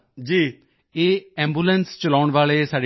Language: Punjabi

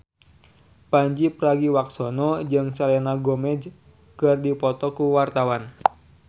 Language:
Sundanese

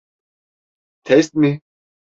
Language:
Turkish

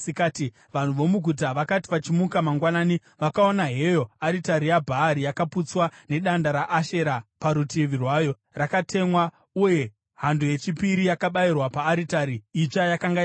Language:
Shona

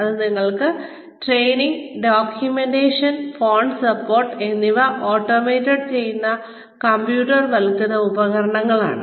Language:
Malayalam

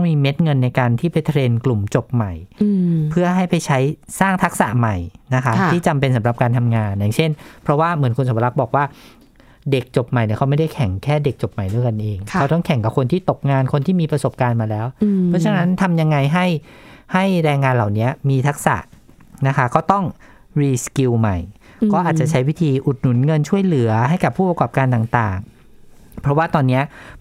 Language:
Thai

